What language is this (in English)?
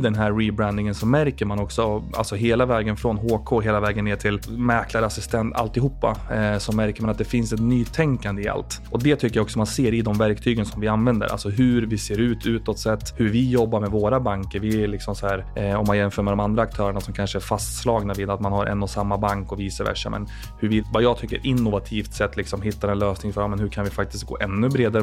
Swedish